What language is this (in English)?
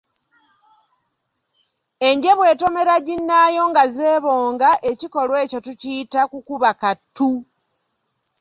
Ganda